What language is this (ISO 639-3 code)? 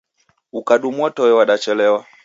dav